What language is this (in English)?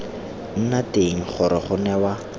Tswana